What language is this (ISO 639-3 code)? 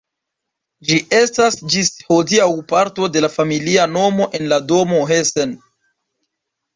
epo